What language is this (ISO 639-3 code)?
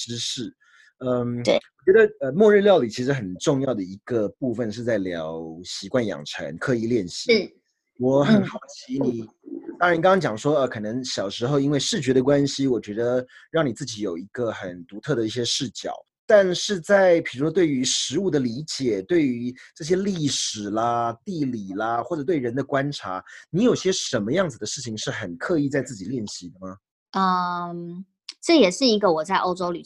zho